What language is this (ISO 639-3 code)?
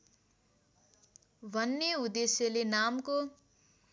nep